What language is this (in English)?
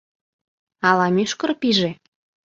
Mari